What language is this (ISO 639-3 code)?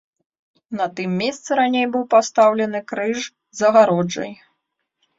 bel